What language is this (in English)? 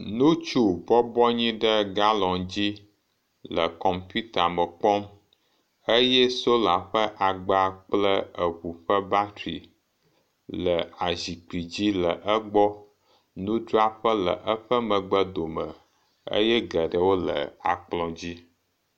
Ewe